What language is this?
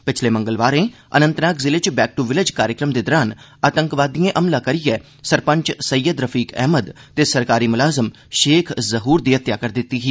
Dogri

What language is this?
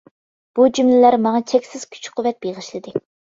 Uyghur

